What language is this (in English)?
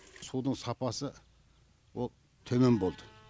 Kazakh